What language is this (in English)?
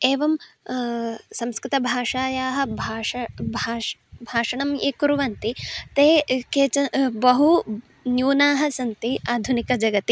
Sanskrit